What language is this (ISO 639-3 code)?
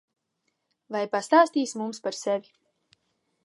lav